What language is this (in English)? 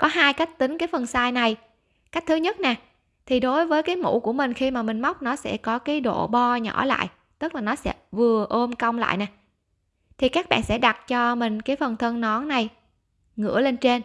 Vietnamese